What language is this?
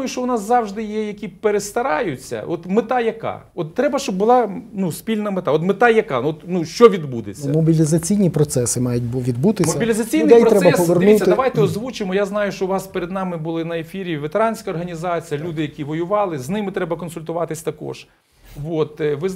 Ukrainian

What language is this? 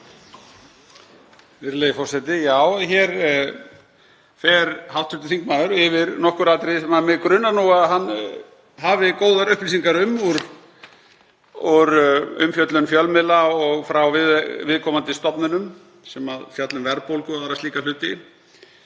Icelandic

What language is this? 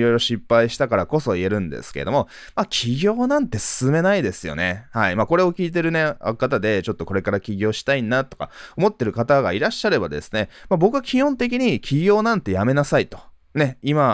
Japanese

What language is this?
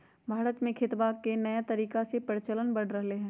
Magahi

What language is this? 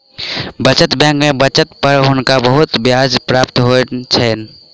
Maithili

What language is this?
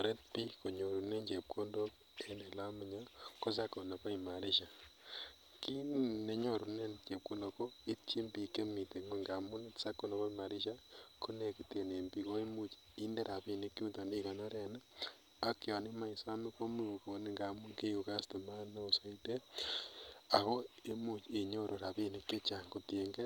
Kalenjin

